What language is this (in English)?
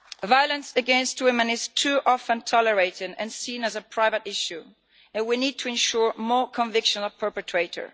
English